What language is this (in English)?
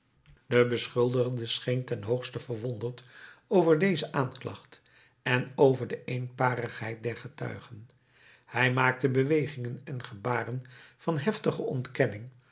Dutch